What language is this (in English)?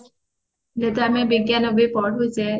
Odia